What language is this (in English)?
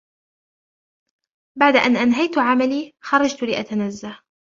Arabic